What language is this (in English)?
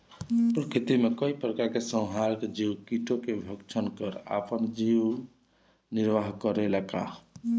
Bhojpuri